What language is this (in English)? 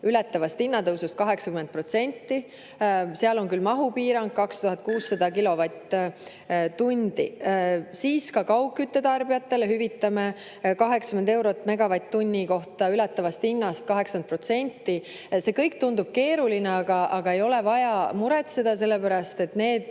Estonian